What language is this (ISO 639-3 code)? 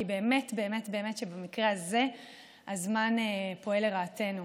heb